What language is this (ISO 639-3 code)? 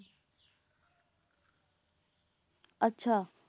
pan